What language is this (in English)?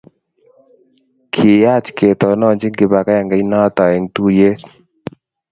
Kalenjin